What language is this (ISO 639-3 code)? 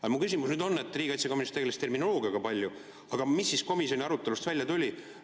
est